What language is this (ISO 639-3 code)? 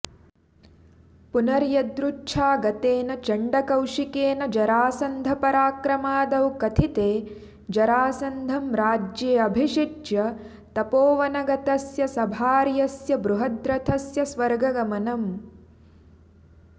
san